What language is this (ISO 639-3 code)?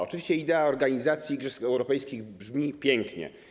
pol